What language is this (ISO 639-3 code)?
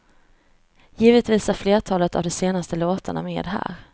swe